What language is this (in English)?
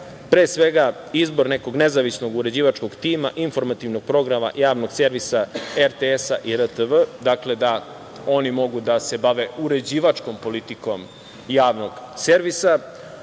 Serbian